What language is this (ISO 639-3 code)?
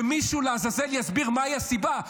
heb